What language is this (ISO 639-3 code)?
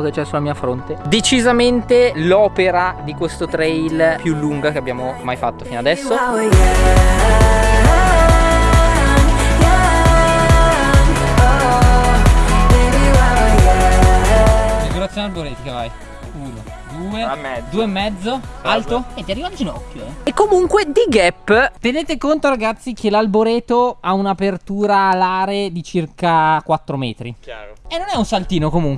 ita